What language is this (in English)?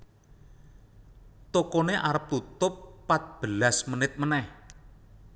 Javanese